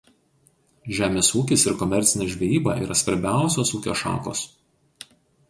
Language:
Lithuanian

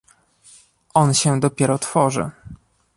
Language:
Polish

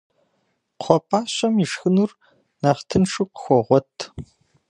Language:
Kabardian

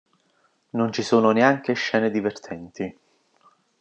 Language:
Italian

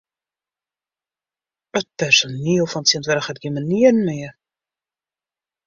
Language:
Western Frisian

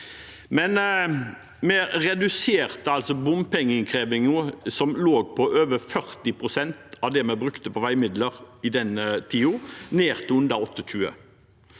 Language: Norwegian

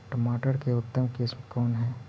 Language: Magahi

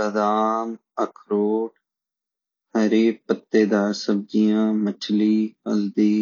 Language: Garhwali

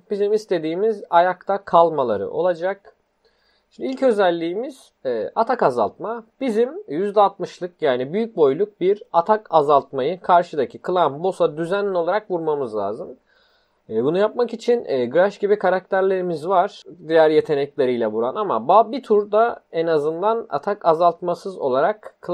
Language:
Turkish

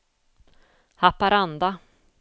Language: Swedish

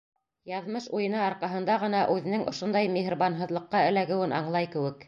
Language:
Bashkir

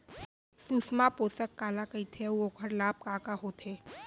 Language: Chhattisgarhi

